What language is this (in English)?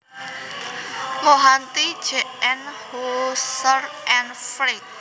Javanese